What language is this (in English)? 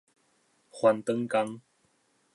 Min Nan Chinese